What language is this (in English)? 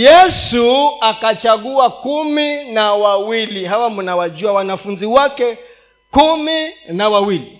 Swahili